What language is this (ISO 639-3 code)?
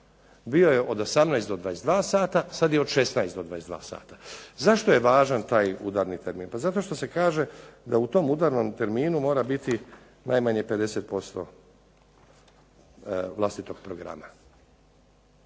hrv